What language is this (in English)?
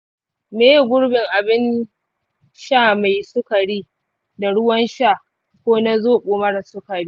Hausa